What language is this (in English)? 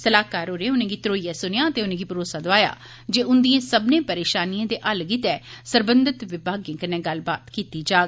Dogri